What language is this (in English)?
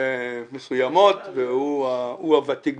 Hebrew